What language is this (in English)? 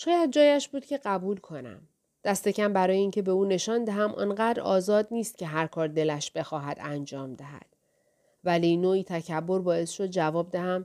Persian